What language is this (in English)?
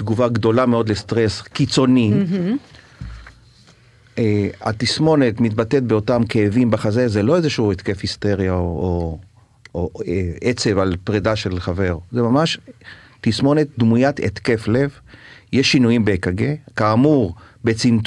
Hebrew